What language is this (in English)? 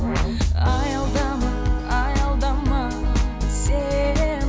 Kazakh